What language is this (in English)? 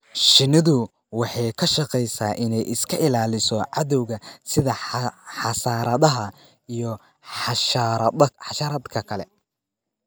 Somali